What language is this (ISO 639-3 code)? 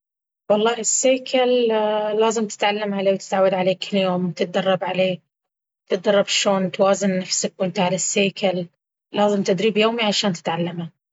abv